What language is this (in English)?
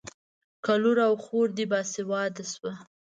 Pashto